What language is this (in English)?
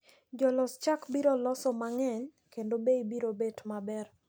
Luo (Kenya and Tanzania)